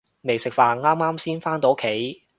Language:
Cantonese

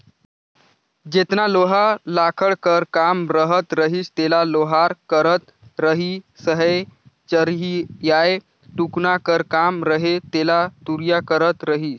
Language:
Chhattisgarhi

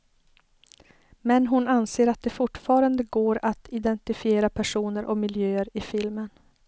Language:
Swedish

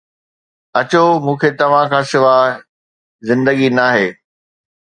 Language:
Sindhi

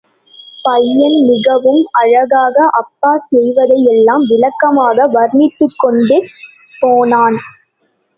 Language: Tamil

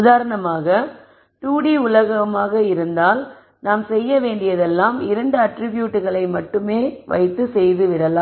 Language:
Tamil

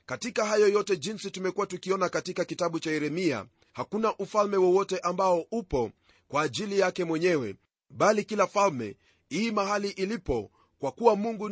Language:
Swahili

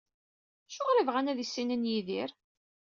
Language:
Kabyle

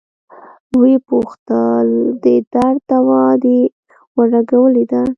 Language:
Pashto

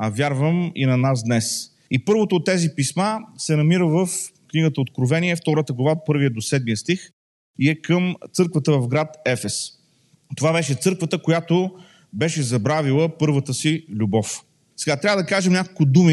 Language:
Bulgarian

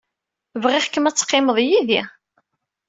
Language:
Kabyle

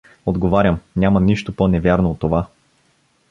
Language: Bulgarian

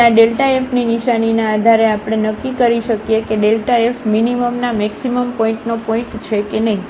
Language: Gujarati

